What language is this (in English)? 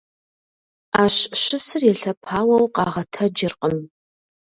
Kabardian